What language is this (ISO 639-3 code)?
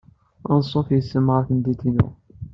kab